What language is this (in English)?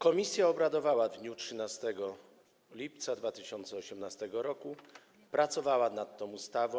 Polish